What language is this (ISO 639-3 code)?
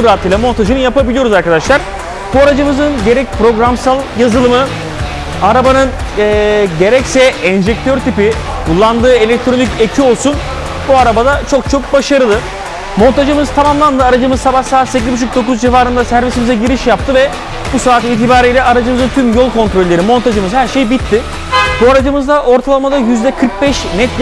tur